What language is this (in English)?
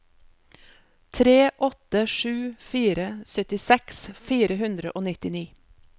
Norwegian